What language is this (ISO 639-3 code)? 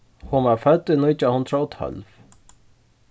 fao